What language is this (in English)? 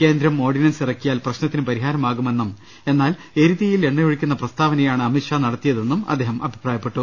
Malayalam